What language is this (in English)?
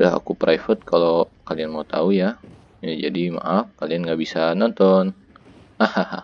Indonesian